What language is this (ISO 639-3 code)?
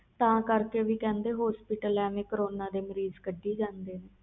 pan